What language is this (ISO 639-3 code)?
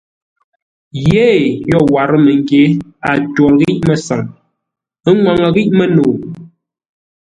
nla